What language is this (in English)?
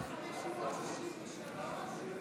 Hebrew